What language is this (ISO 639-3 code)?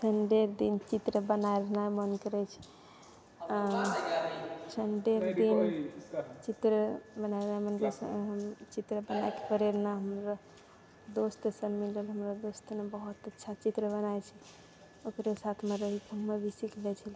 mai